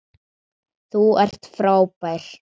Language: Icelandic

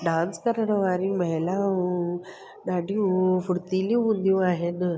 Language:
Sindhi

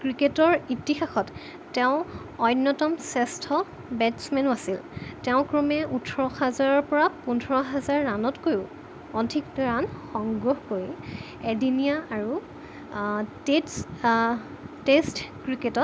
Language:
Assamese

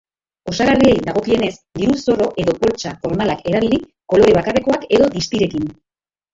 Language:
Basque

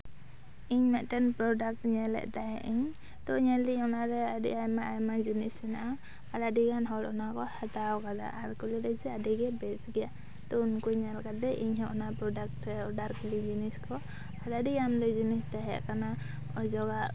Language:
Santali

